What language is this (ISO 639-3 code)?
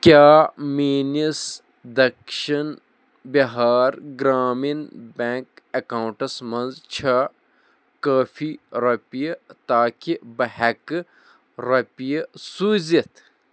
kas